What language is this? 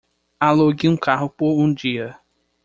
Portuguese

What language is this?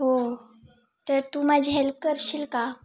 Marathi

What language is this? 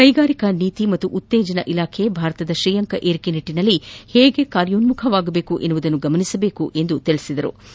Kannada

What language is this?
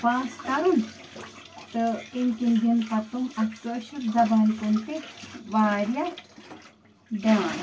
Kashmiri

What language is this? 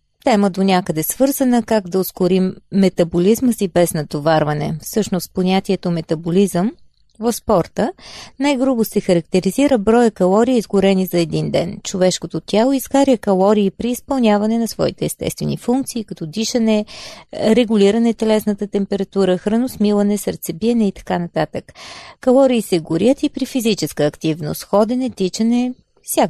Bulgarian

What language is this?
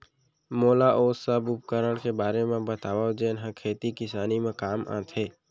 Chhattisgarhi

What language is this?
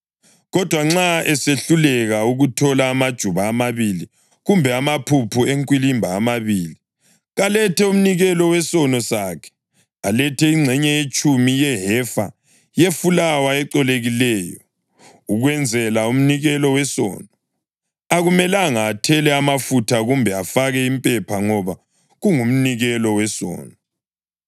North Ndebele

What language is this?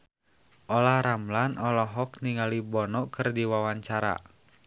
Sundanese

